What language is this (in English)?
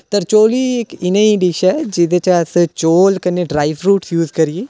Dogri